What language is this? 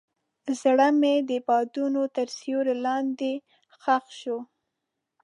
Pashto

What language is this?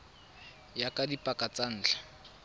Tswana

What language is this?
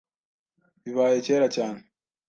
Kinyarwanda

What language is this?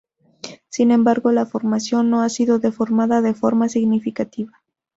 Spanish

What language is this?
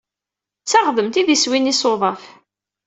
Kabyle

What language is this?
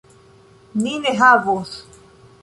Esperanto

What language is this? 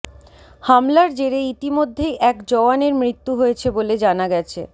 Bangla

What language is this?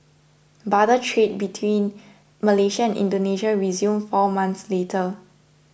English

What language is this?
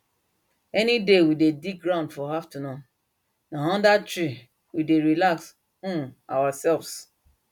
Nigerian Pidgin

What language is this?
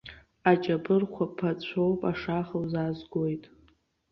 Abkhazian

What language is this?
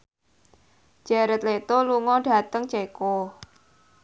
Javanese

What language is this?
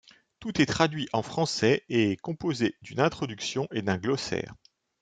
French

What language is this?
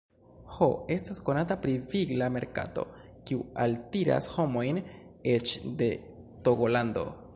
Esperanto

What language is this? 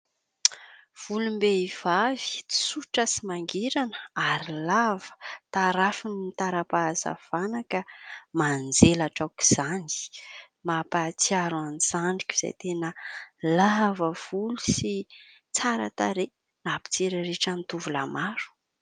Malagasy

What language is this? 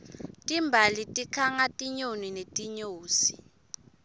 Swati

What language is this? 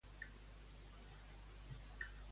Catalan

